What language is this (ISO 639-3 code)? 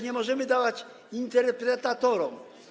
pol